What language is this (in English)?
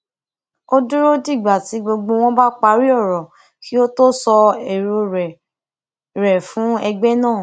Yoruba